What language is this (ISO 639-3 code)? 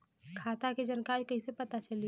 bho